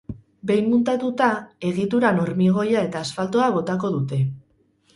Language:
Basque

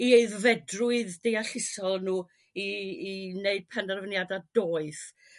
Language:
Welsh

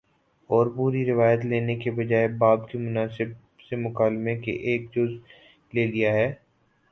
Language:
Urdu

